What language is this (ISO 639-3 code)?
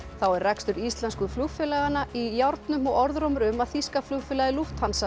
isl